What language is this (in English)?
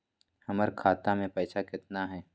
Magahi